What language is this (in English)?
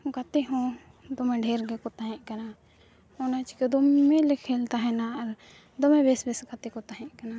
Santali